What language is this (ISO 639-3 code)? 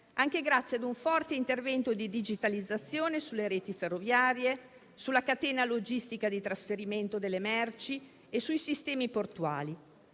ita